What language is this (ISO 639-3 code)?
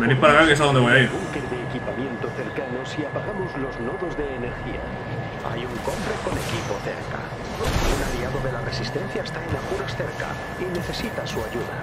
spa